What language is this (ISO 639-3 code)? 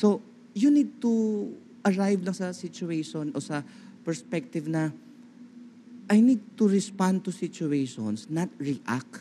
fil